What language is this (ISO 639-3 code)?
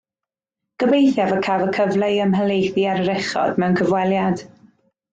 cym